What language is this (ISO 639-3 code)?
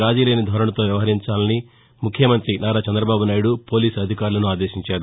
tel